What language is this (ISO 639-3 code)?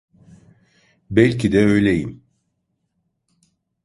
tur